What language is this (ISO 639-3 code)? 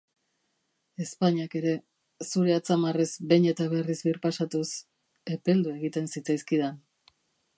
eus